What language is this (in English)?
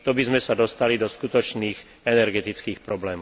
Slovak